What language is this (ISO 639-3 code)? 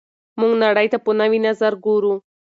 pus